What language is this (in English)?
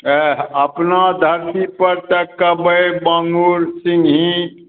Maithili